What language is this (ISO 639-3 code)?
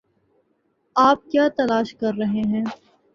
urd